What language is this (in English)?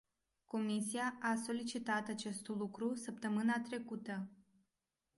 Romanian